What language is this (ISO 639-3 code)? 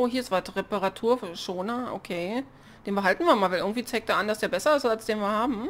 deu